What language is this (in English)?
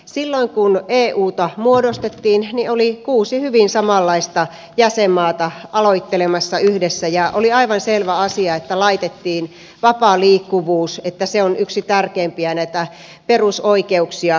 Finnish